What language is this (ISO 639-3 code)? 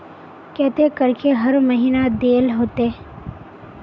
mag